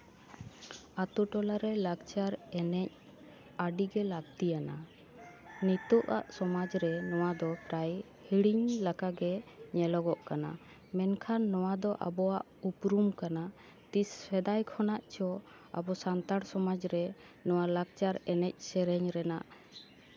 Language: Santali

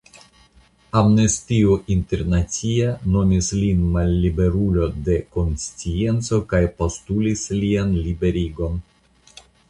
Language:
Esperanto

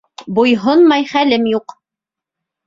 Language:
Bashkir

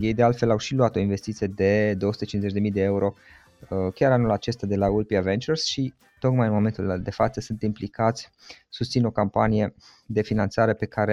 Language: Romanian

